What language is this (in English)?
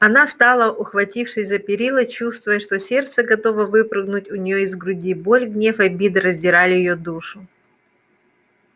Russian